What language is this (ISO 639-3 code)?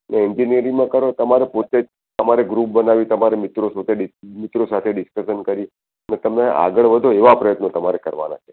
guj